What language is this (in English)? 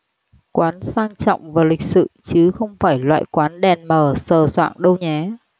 Vietnamese